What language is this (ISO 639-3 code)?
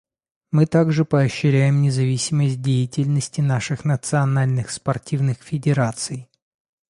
rus